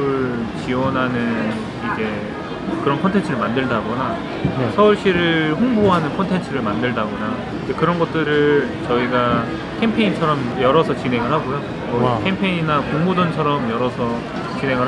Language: Korean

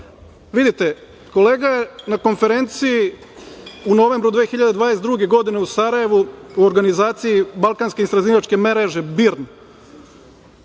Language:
Serbian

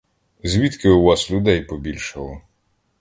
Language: Ukrainian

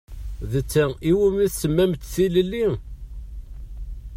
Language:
Kabyle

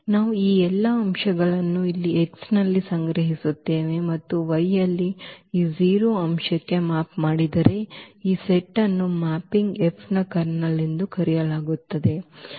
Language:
Kannada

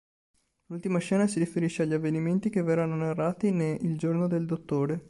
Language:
Italian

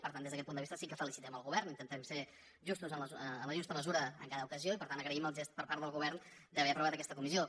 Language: Catalan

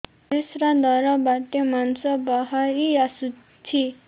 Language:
Odia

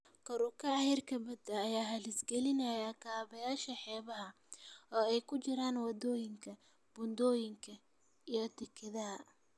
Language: Somali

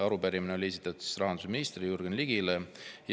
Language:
Estonian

